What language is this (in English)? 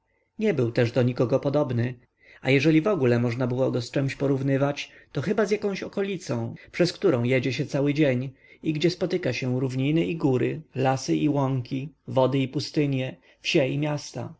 Polish